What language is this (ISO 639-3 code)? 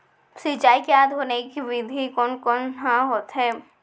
hne